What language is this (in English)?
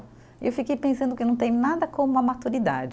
Portuguese